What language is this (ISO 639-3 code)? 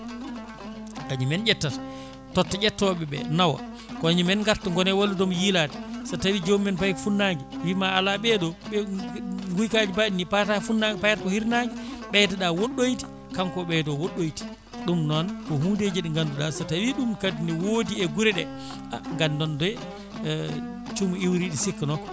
ful